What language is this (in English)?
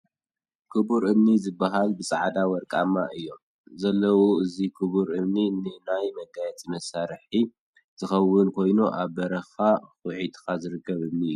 Tigrinya